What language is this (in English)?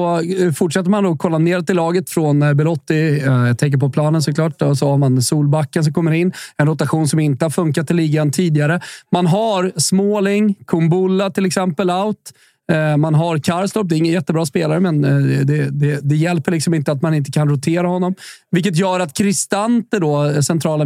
Swedish